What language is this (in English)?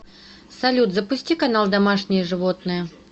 Russian